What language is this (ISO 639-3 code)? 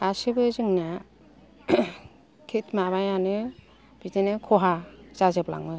brx